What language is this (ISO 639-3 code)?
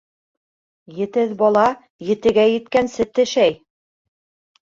bak